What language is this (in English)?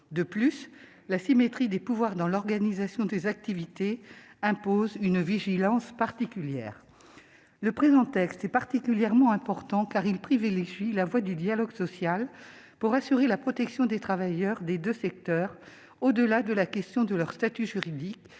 French